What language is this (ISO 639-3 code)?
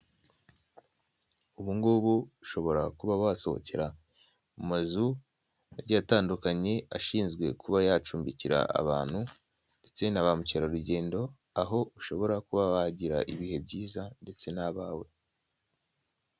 kin